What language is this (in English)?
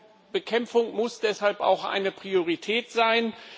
German